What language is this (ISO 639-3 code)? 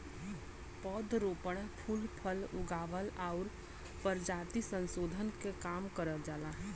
bho